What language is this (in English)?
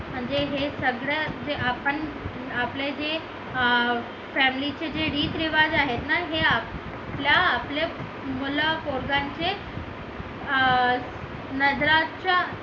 Marathi